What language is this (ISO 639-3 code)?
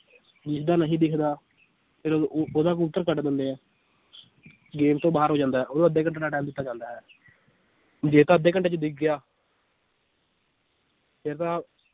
pan